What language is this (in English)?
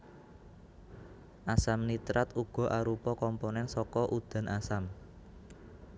Javanese